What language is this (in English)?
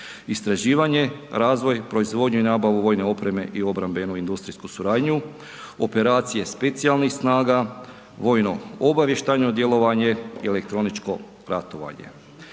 Croatian